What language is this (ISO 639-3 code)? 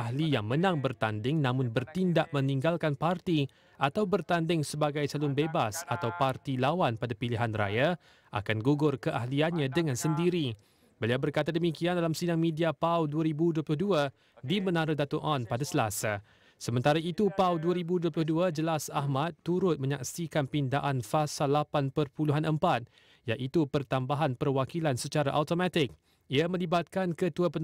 msa